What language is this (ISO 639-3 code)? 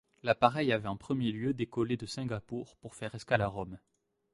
fra